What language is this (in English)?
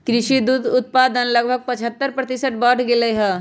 Magahi